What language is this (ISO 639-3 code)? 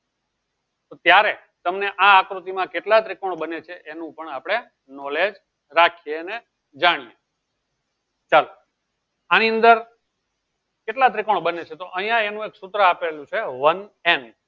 guj